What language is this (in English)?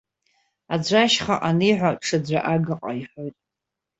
Abkhazian